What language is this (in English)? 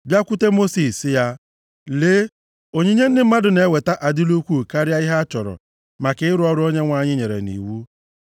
Igbo